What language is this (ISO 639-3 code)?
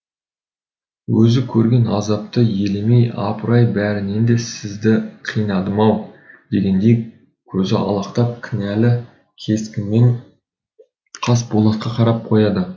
kaz